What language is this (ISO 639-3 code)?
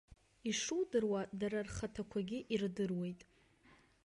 abk